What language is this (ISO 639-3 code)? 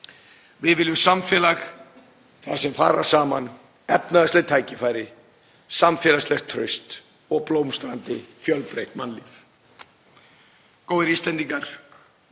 isl